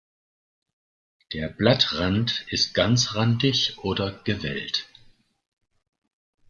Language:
German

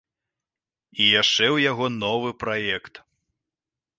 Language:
Belarusian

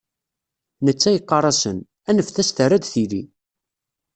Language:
Kabyle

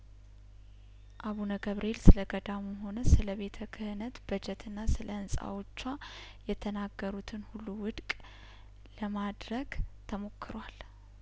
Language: Amharic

